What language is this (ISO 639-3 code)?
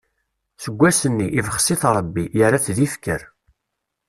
kab